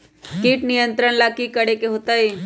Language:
Magahi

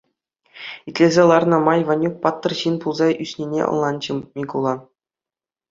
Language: Chuvash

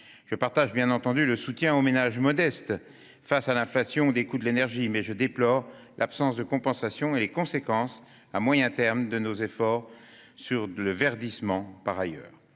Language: French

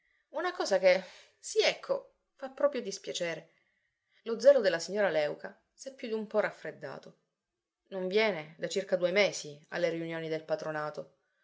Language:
Italian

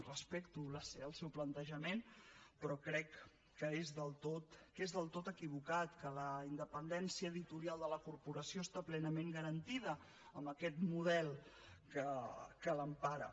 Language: Catalan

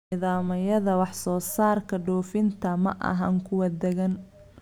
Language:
Somali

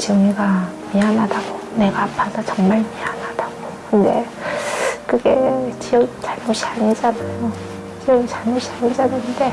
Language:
Korean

